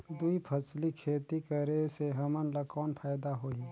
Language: Chhattisgarhi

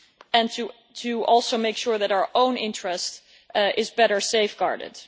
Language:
English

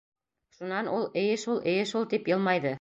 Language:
Bashkir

